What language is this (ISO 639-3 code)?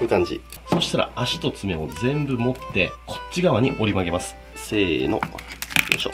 jpn